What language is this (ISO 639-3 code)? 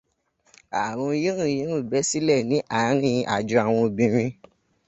yor